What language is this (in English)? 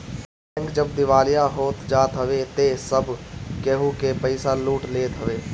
Bhojpuri